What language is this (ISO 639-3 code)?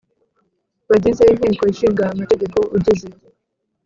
kin